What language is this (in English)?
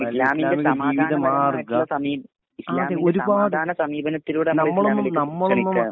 Malayalam